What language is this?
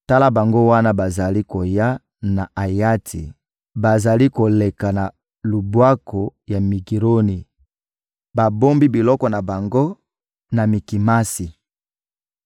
Lingala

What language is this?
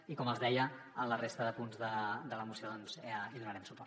Catalan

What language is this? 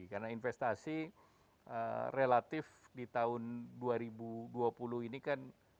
Indonesian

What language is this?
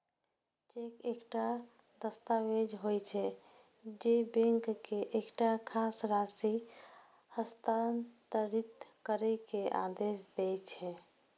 Maithili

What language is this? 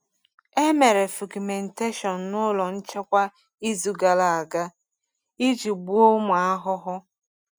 Igbo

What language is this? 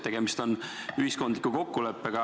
Estonian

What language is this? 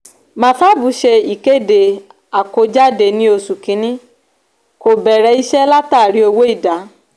Yoruba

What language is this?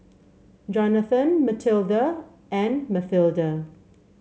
English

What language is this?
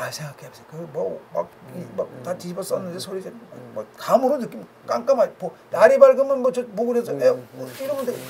Korean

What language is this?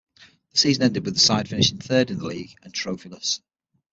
English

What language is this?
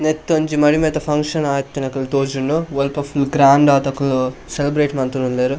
Tulu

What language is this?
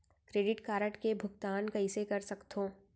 Chhattisgarhi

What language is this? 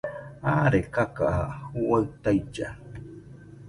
Nüpode Huitoto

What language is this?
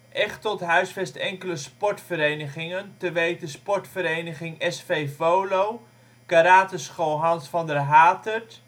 Dutch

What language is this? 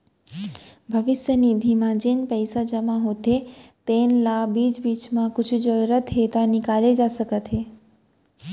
Chhattisgarhi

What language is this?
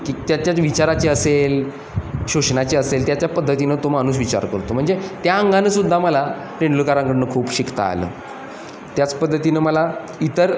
Marathi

